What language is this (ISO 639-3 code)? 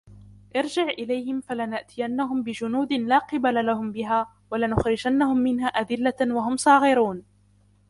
ara